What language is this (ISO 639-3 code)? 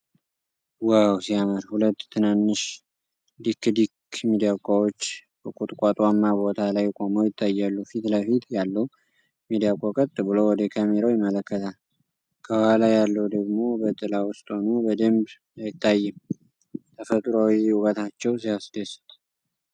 amh